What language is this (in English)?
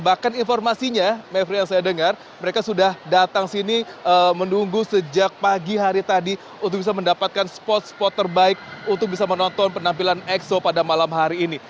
Indonesian